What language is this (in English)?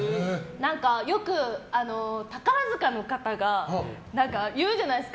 Japanese